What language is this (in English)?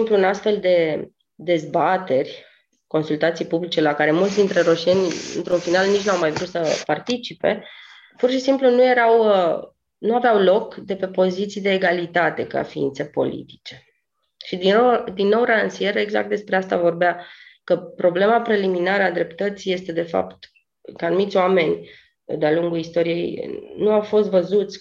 Romanian